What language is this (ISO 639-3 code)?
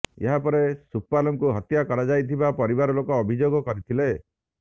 ori